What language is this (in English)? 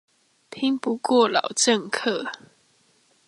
Chinese